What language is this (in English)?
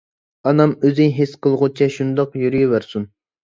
Uyghur